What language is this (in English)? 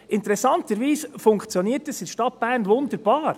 Swiss German